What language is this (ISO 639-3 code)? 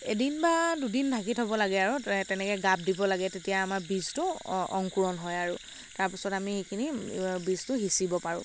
asm